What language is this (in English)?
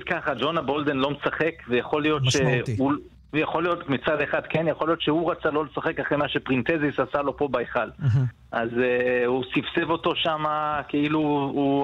Hebrew